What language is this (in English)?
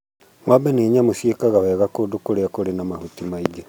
Kikuyu